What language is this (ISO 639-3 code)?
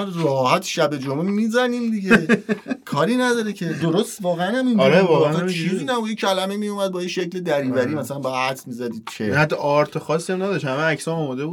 fas